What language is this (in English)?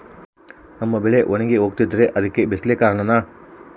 Kannada